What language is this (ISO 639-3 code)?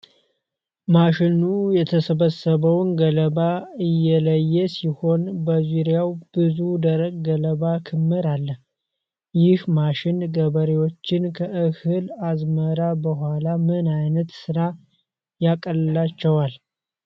amh